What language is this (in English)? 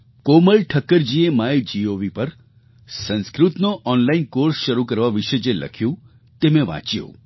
Gujarati